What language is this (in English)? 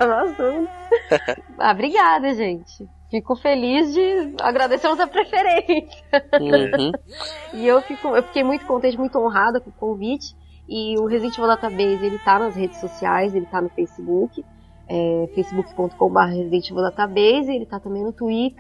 Portuguese